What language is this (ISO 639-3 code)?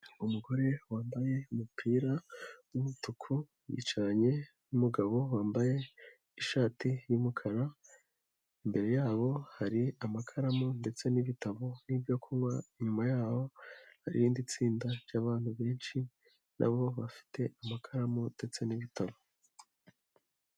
kin